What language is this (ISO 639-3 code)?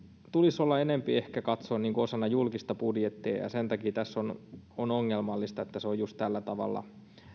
fin